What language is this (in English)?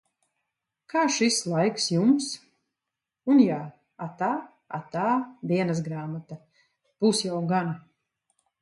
Latvian